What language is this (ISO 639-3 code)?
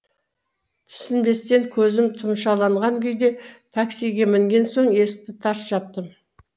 kaz